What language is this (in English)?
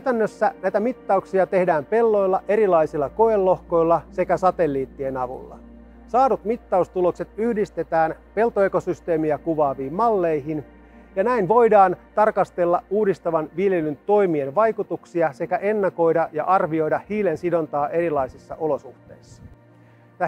Finnish